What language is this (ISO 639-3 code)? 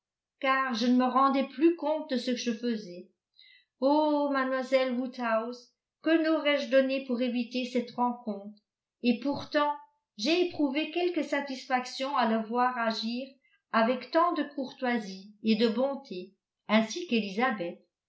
fra